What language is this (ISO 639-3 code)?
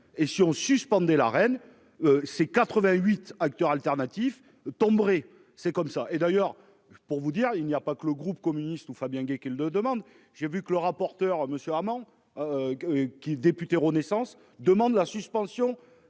fra